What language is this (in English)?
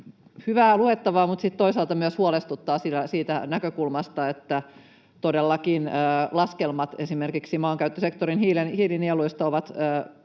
Finnish